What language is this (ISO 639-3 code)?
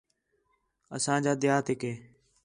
xhe